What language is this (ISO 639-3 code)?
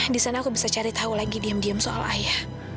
ind